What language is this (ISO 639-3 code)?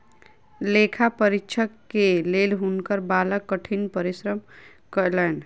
mai